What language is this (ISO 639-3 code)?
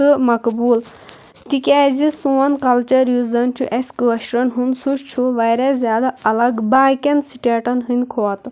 kas